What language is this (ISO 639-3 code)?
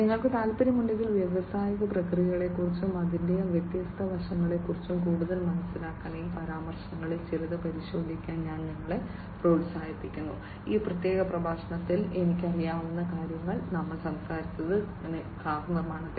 mal